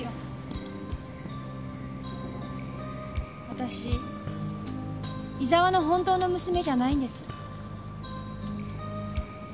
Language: Japanese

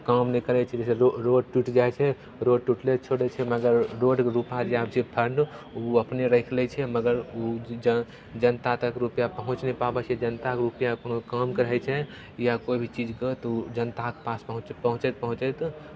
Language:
Maithili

